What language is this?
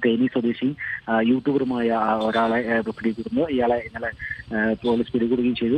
Arabic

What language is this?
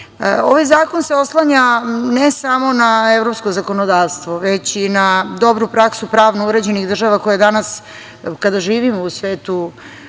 Serbian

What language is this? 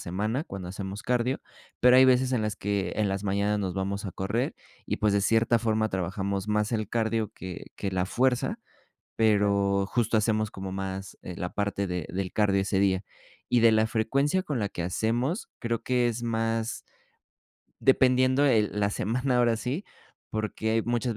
Spanish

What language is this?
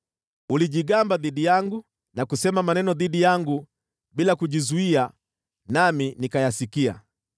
Swahili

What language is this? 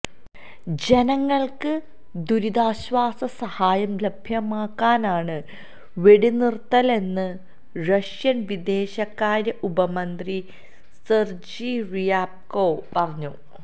Malayalam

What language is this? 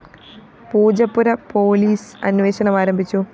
Malayalam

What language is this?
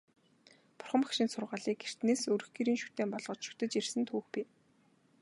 Mongolian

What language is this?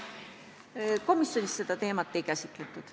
Estonian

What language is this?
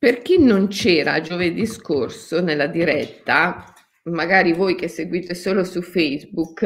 Italian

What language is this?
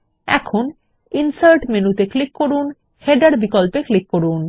Bangla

